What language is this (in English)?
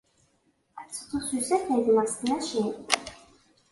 Kabyle